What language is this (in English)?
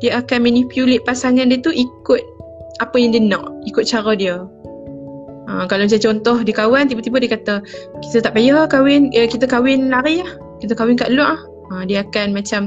Malay